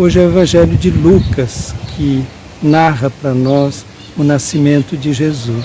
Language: Portuguese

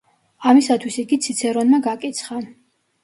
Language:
Georgian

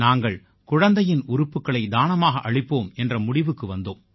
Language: Tamil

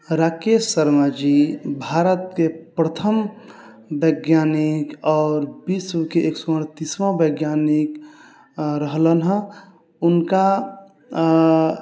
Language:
Maithili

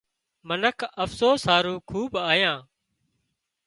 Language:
Wadiyara Koli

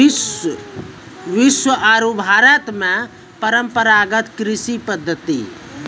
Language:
Maithili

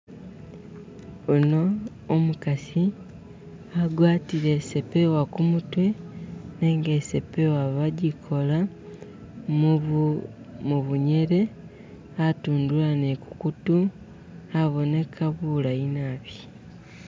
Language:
Masaaba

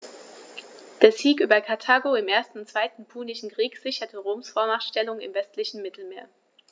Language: German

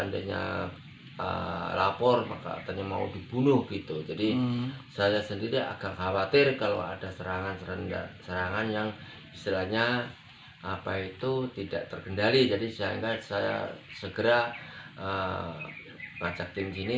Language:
Indonesian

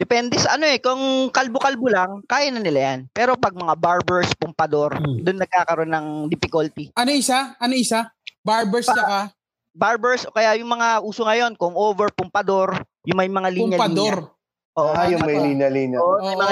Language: Filipino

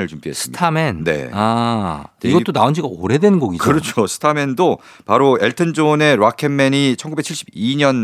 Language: Korean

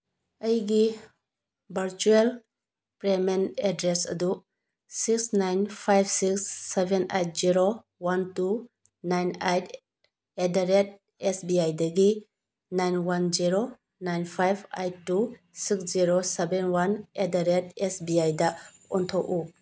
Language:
Manipuri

